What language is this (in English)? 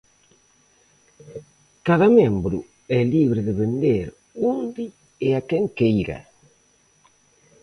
Galician